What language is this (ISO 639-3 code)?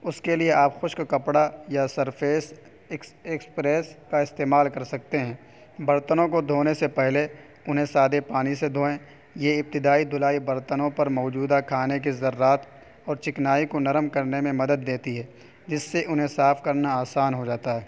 urd